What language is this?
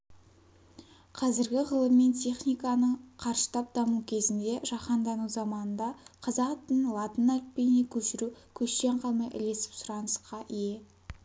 Kazakh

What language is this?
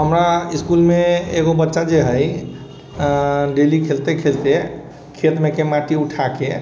Maithili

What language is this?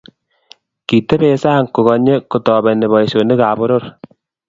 Kalenjin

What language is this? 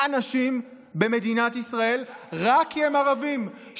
Hebrew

